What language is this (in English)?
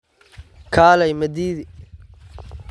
Somali